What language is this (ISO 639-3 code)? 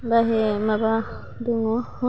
brx